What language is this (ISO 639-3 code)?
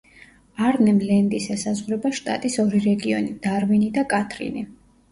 kat